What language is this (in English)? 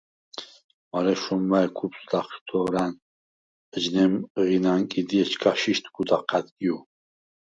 Svan